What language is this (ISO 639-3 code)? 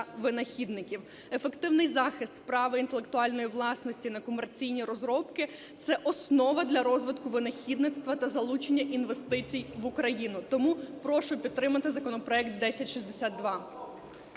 ukr